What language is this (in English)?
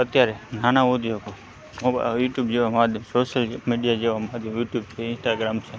Gujarati